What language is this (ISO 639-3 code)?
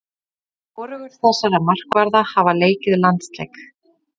isl